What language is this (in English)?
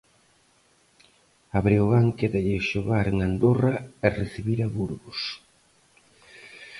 Galician